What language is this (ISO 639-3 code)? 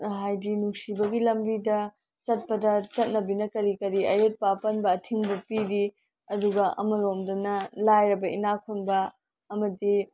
mni